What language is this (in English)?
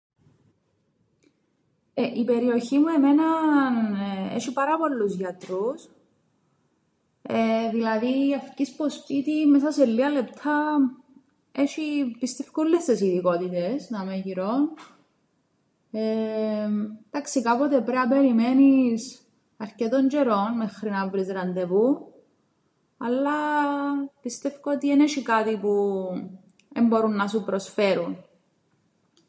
Greek